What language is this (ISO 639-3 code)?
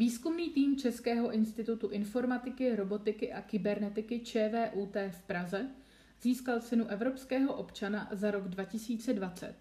ces